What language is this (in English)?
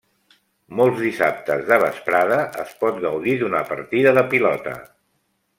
Catalan